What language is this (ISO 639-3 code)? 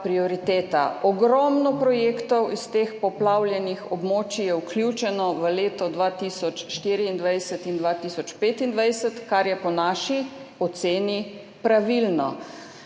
slv